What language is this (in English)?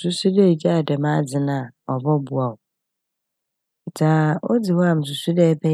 Akan